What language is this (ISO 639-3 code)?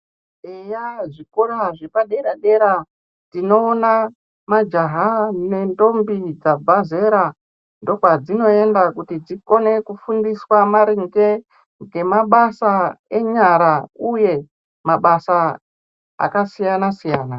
ndc